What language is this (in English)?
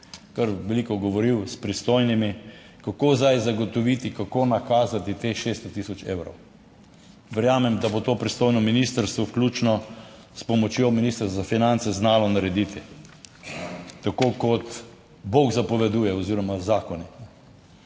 Slovenian